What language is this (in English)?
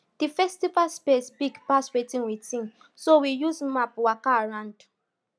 Nigerian Pidgin